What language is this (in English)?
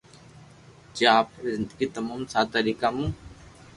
Loarki